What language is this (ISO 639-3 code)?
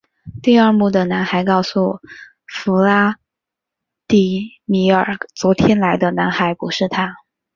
zho